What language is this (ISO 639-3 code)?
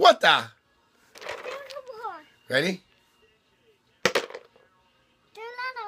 eng